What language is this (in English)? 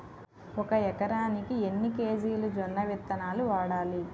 Telugu